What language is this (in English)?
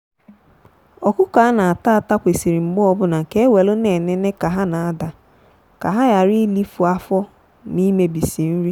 Igbo